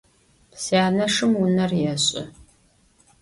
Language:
Adyghe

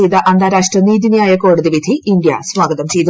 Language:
Malayalam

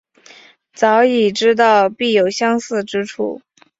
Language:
Chinese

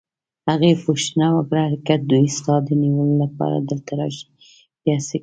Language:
Pashto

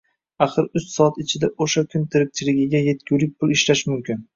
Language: Uzbek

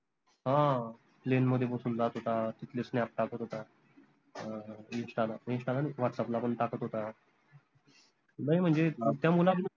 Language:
Marathi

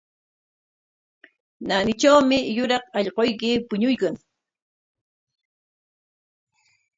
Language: Corongo Ancash Quechua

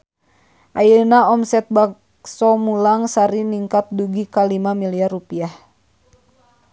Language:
Sundanese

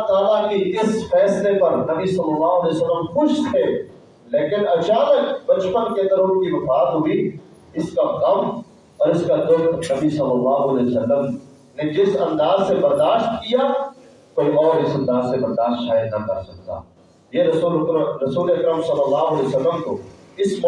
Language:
Urdu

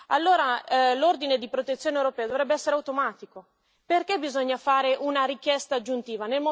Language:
Italian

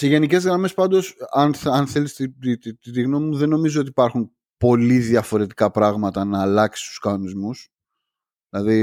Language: Greek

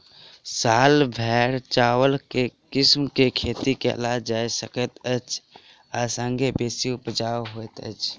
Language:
Maithili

